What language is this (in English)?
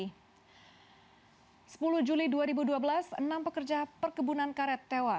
Indonesian